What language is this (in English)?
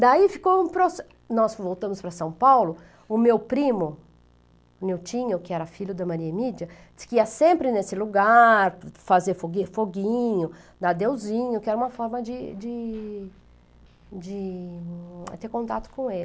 Portuguese